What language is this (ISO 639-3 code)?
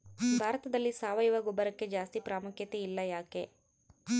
kan